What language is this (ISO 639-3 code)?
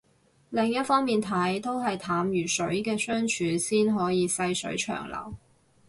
yue